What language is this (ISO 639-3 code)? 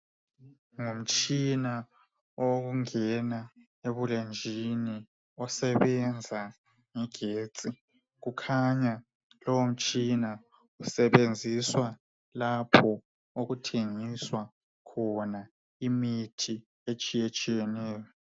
nde